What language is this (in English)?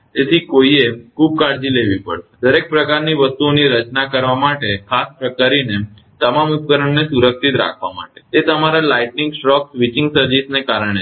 Gujarati